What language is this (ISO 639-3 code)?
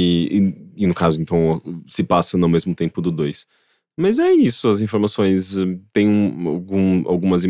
por